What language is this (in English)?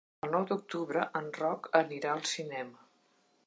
Catalan